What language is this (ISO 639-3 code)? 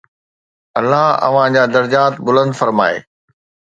snd